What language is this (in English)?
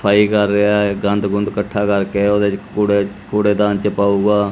Punjabi